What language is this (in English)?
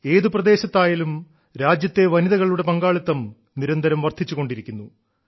Malayalam